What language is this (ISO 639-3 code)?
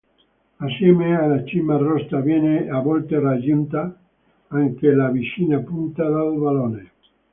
ita